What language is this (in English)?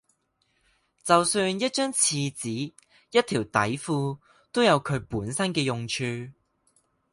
Cantonese